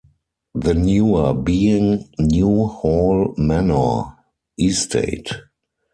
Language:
English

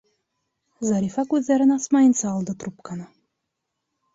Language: Bashkir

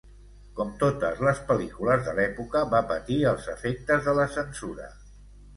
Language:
Catalan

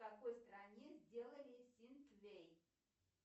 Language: Russian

